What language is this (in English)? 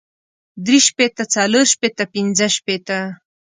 Pashto